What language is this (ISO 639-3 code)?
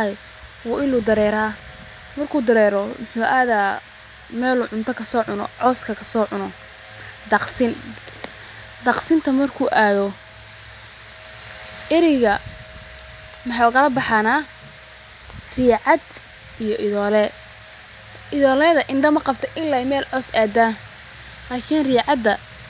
som